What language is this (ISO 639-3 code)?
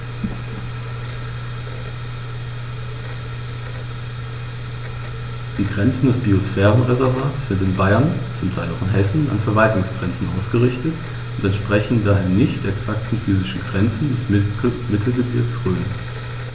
deu